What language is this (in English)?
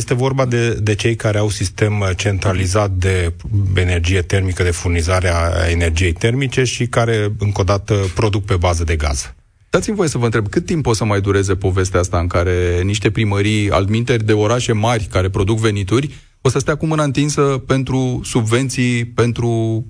Romanian